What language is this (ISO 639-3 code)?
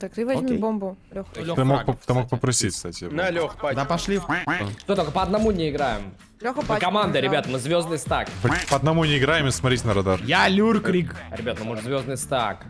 rus